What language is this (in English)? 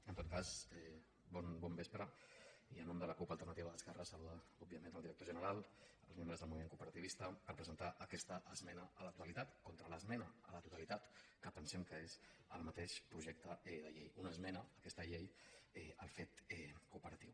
Catalan